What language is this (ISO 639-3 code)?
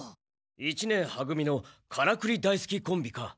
jpn